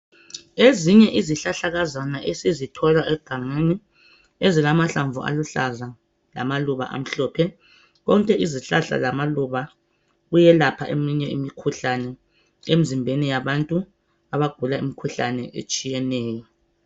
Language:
North Ndebele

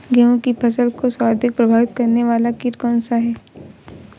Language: Hindi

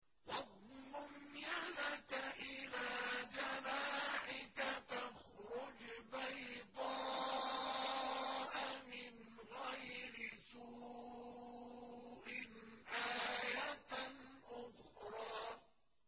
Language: Arabic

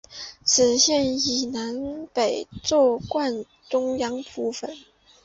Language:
Chinese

